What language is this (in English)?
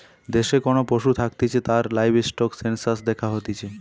Bangla